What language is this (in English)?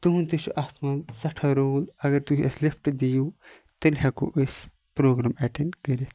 Kashmiri